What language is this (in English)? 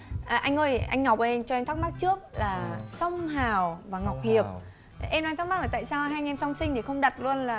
Vietnamese